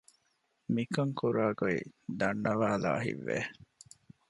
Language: Divehi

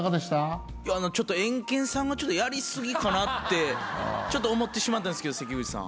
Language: Japanese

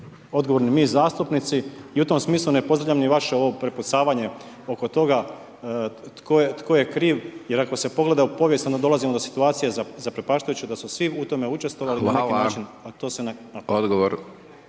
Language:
Croatian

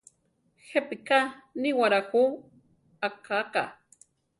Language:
Central Tarahumara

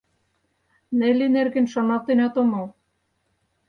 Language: Mari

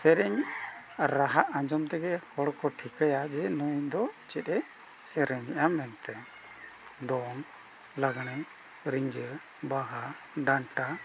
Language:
Santali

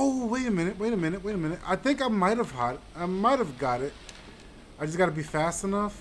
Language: English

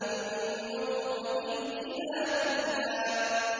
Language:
Arabic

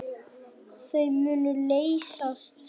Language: Icelandic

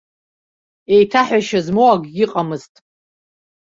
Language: Abkhazian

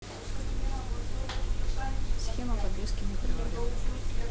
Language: Russian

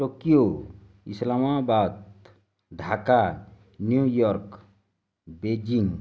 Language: Odia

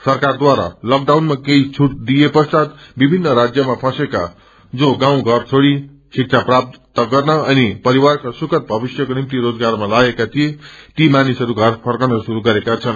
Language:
Nepali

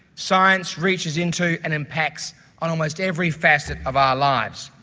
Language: English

